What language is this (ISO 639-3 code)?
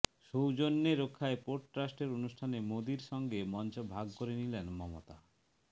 ben